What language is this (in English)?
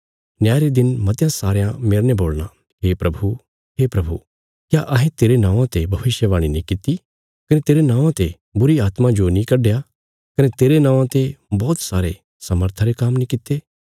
Bilaspuri